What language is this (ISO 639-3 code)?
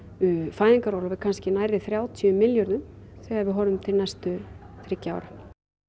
isl